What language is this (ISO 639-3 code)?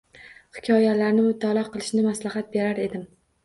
uzb